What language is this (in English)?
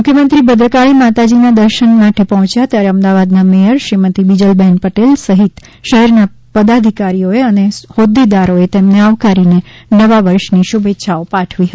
Gujarati